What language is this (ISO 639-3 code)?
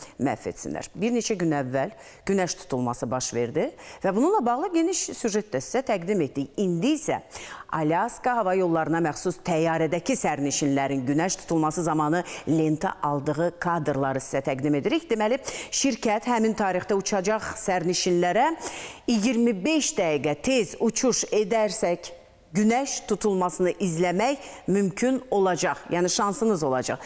tur